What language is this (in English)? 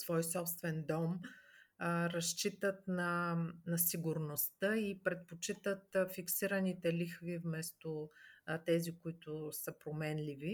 Bulgarian